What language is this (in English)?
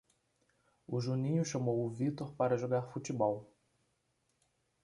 Portuguese